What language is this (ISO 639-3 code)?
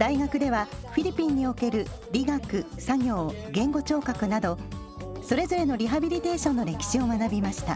jpn